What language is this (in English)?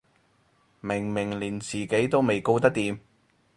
Cantonese